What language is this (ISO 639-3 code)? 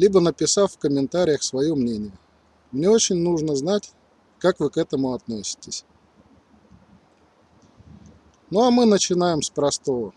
rus